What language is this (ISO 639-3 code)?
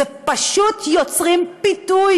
heb